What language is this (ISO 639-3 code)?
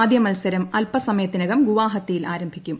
mal